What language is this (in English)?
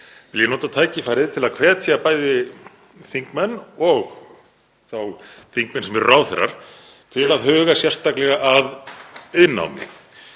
Icelandic